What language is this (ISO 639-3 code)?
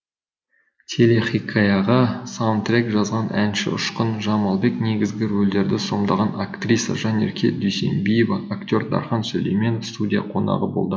kaz